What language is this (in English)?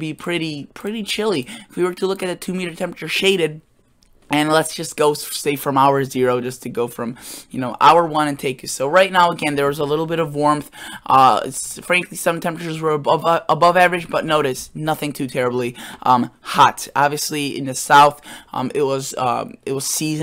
English